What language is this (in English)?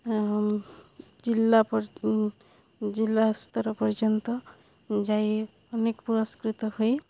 Odia